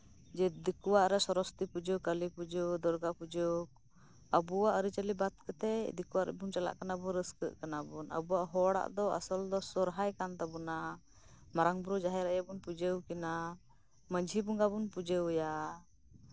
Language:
Santali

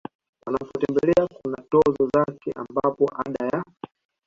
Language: Swahili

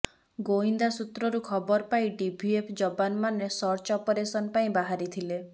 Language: Odia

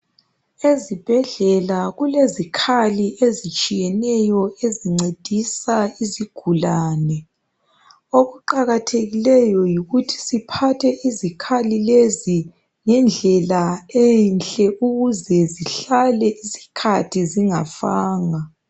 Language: North Ndebele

